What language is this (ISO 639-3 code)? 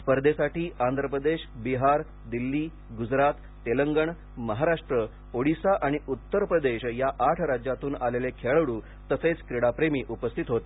mar